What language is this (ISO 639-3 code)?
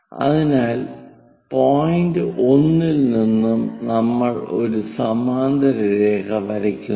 mal